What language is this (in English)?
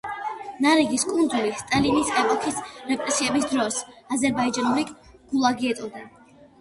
Georgian